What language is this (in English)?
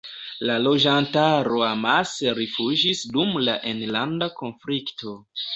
Esperanto